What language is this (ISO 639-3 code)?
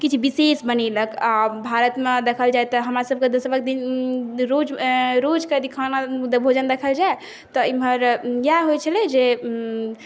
mai